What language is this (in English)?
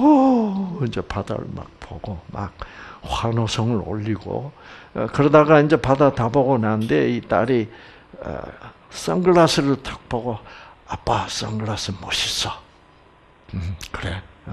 Korean